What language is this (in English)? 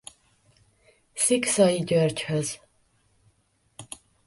Hungarian